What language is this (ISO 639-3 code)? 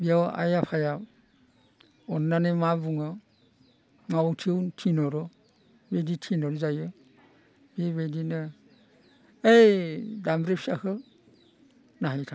brx